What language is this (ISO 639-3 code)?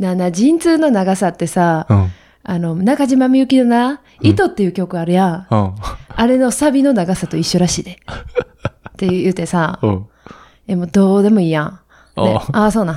jpn